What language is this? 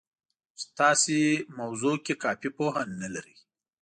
Pashto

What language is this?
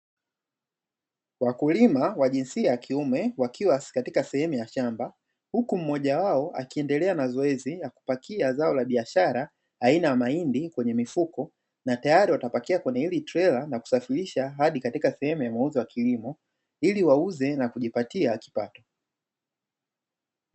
Swahili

